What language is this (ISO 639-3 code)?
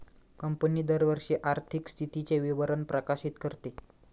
mar